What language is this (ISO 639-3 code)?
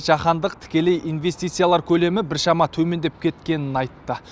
kaz